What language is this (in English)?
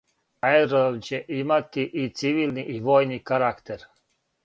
Serbian